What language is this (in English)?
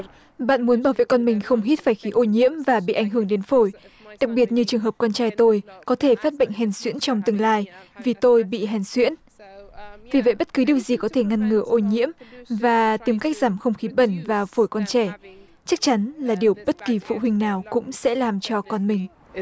Vietnamese